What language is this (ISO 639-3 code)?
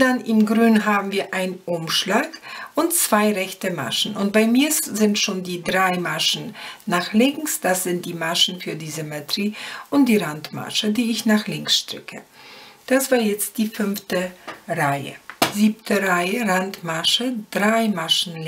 deu